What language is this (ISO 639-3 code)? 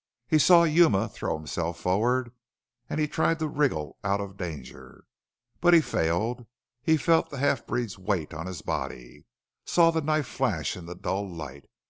eng